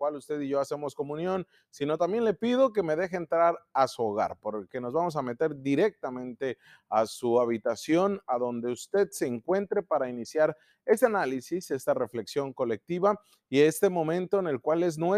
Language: Spanish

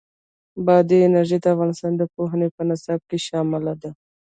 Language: Pashto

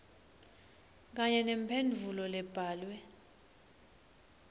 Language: Swati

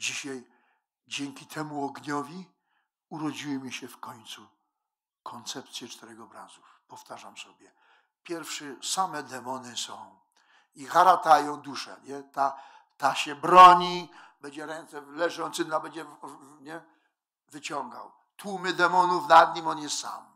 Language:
Polish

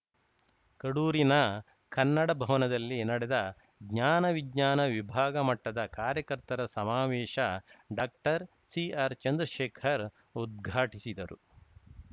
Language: Kannada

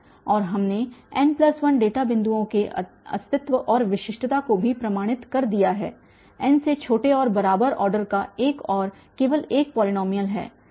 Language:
Hindi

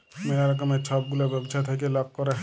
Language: Bangla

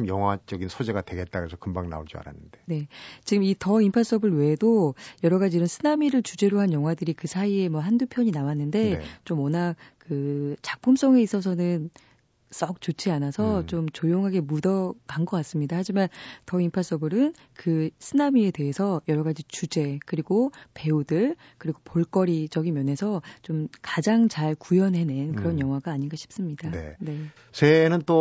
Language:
Korean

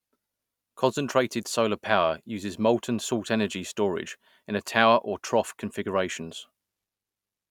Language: English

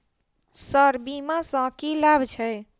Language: Maithili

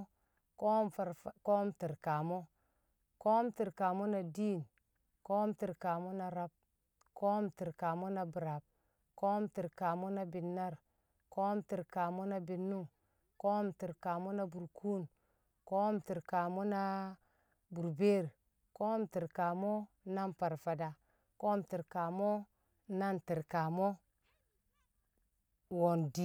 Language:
Kamo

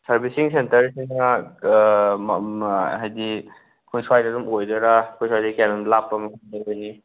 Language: Manipuri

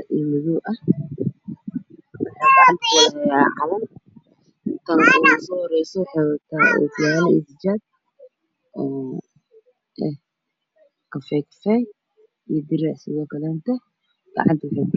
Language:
Somali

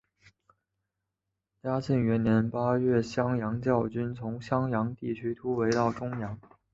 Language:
Chinese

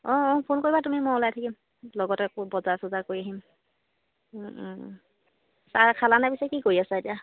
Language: Assamese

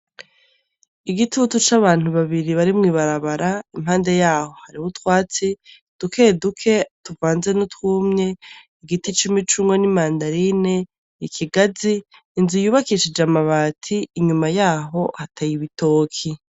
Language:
Rundi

